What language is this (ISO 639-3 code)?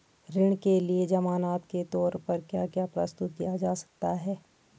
hin